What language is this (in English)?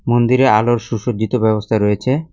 Bangla